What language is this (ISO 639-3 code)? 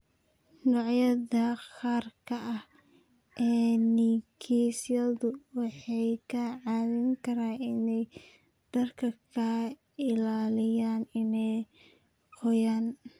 som